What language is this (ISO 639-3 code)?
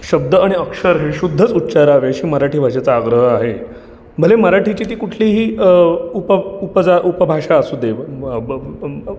mar